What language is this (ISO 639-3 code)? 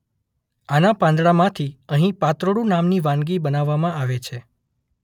guj